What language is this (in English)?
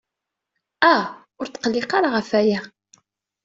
Kabyle